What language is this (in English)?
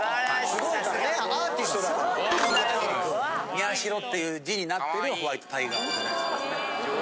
Japanese